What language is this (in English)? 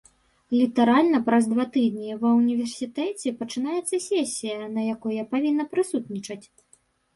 Belarusian